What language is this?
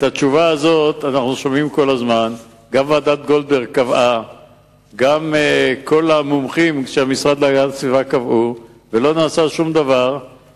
Hebrew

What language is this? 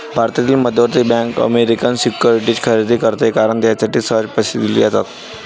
Marathi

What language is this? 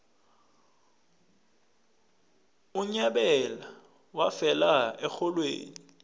South Ndebele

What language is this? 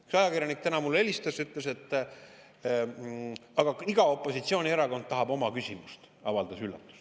Estonian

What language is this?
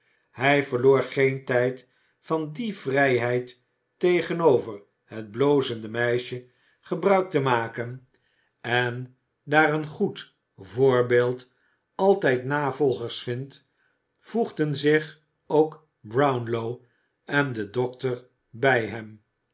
Dutch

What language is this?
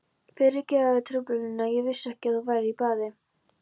Icelandic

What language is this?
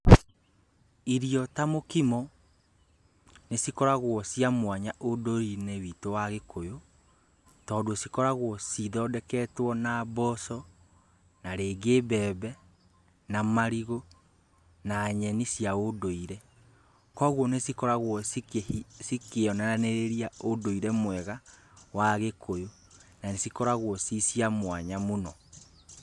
Kikuyu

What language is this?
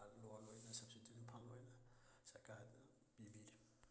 Manipuri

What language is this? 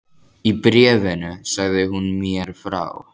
Icelandic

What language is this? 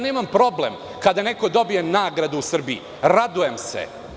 Serbian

